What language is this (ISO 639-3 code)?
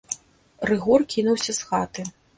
bel